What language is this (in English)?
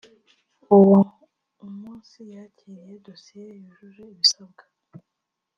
Kinyarwanda